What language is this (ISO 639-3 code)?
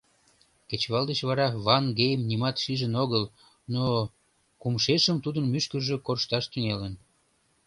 chm